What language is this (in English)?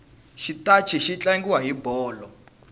Tsonga